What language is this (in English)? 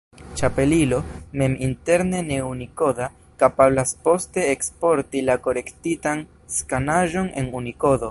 Esperanto